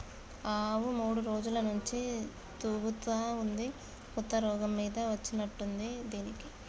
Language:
Telugu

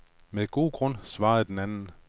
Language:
Danish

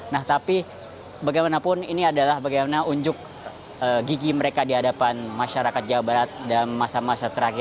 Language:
Indonesian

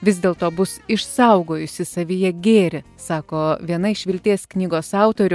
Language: Lithuanian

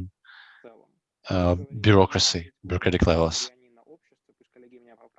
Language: English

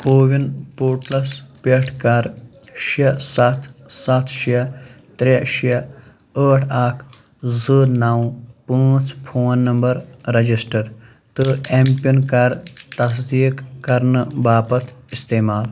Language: Kashmiri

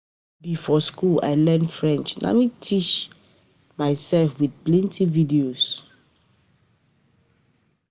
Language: Nigerian Pidgin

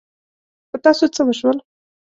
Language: Pashto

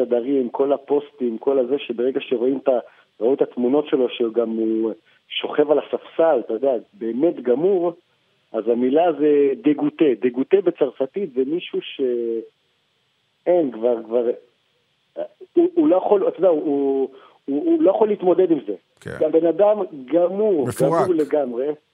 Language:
Hebrew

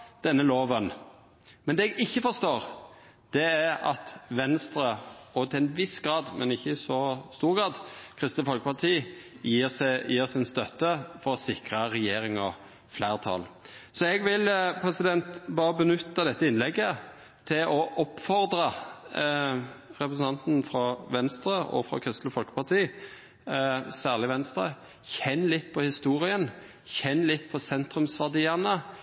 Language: Norwegian Nynorsk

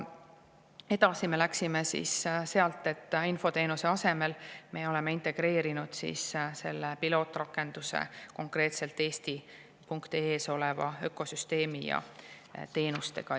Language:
Estonian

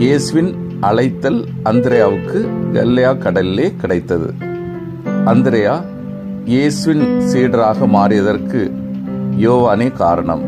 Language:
Turkish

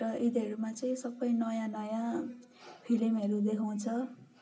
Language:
Nepali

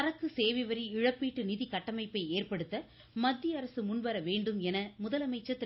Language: Tamil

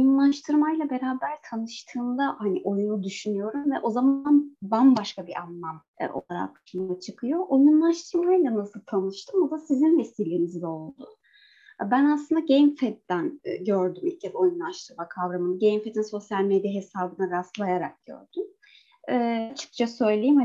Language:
Turkish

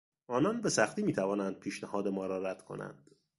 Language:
Persian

